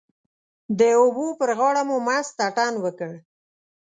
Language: Pashto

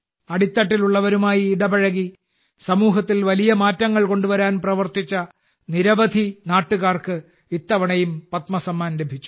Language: Malayalam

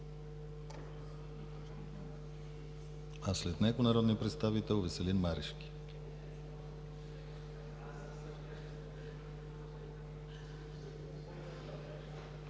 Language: Bulgarian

